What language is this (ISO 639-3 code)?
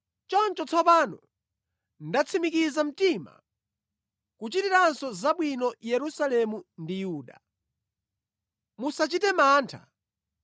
nya